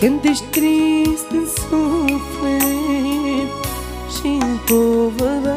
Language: Romanian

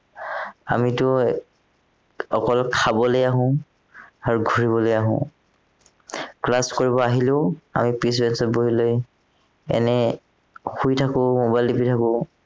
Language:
Assamese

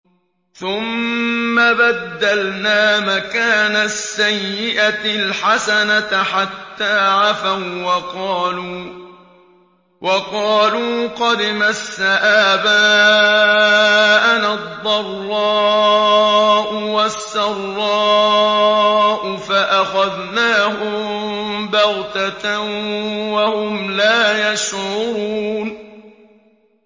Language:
Arabic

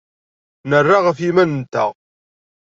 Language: Kabyle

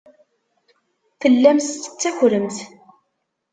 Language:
Kabyle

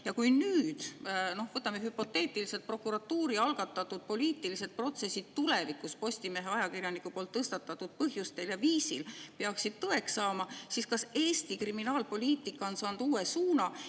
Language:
Estonian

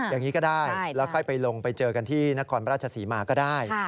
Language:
Thai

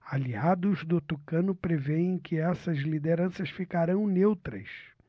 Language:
Portuguese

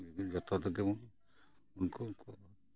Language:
Santali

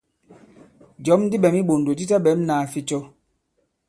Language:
Bankon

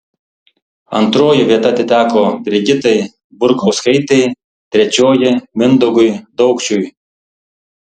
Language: Lithuanian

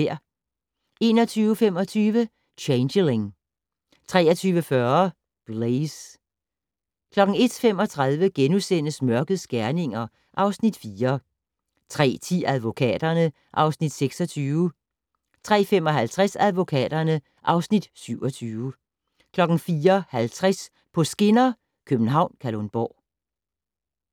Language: Danish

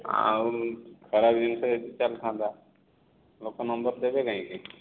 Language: Odia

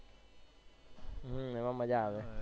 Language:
Gujarati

